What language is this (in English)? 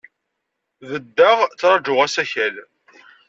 Kabyle